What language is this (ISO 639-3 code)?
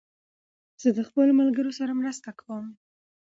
pus